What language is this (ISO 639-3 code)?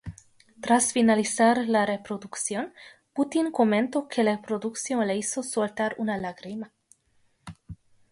spa